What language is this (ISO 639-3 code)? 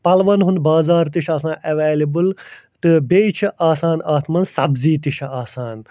kas